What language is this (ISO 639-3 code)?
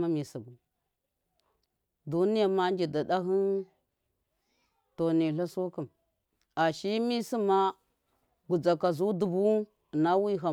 mkf